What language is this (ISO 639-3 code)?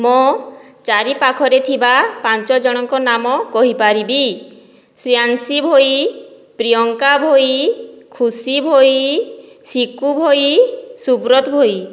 ori